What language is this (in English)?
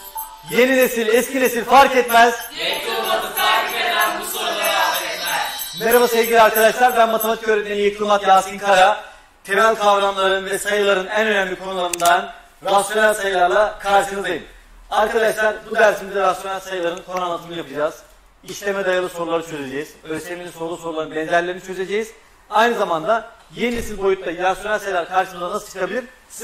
Turkish